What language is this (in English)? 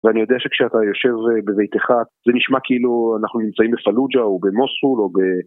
Hebrew